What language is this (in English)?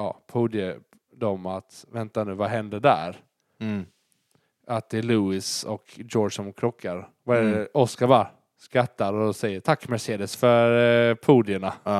Swedish